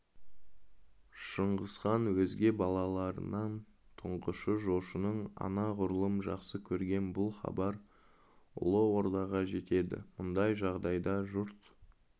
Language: Kazakh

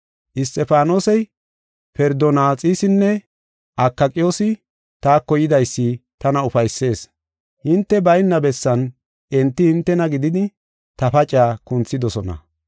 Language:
Gofa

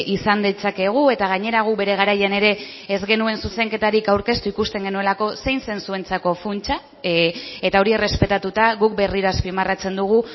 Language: Basque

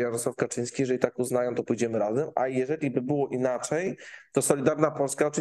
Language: Polish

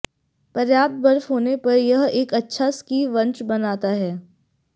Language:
Hindi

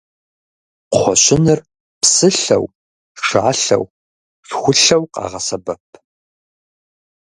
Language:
Kabardian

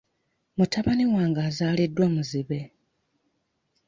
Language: Ganda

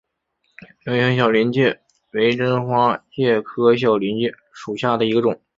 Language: Chinese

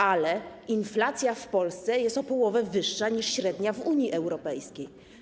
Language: Polish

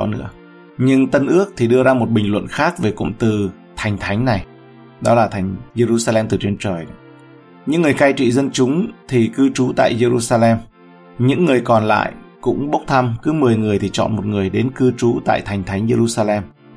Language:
Vietnamese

